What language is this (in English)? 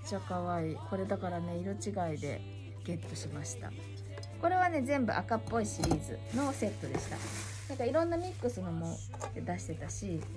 Japanese